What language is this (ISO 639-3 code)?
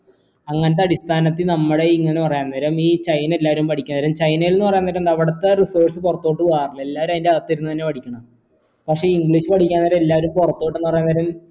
mal